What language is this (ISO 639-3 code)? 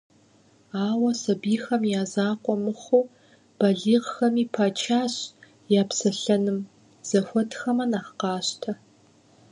kbd